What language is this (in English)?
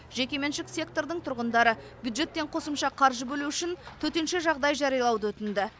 Kazakh